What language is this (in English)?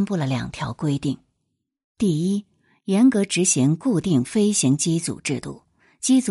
Chinese